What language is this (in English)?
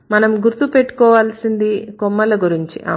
Telugu